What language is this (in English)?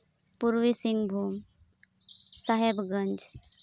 Santali